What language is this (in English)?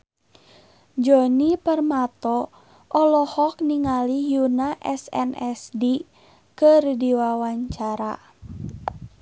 Sundanese